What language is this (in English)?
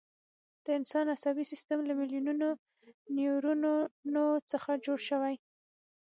Pashto